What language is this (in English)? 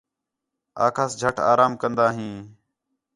Khetrani